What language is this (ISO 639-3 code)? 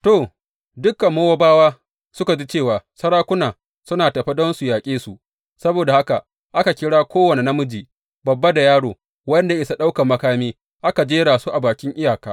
hau